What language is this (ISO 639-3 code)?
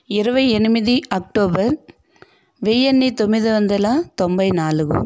tel